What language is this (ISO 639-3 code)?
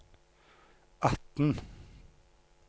nor